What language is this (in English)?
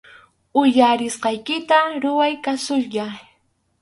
Arequipa-La Unión Quechua